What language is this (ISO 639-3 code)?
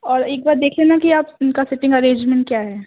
urd